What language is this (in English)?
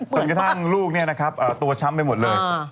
Thai